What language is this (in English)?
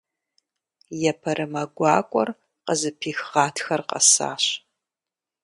Kabardian